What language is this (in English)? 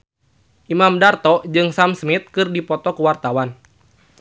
Sundanese